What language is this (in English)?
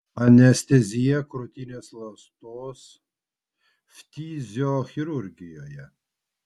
Lithuanian